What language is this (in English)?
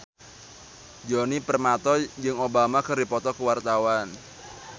Sundanese